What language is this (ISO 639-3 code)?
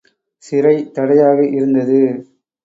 tam